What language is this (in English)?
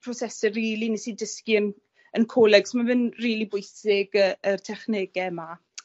Welsh